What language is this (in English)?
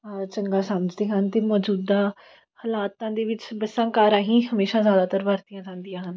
Punjabi